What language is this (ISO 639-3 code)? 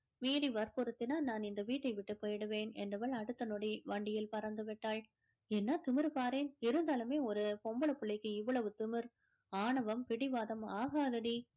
tam